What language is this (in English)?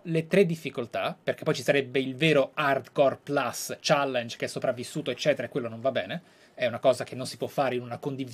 Italian